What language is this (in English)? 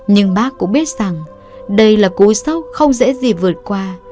Vietnamese